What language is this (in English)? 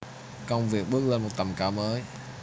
Vietnamese